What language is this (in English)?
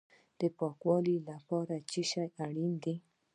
Pashto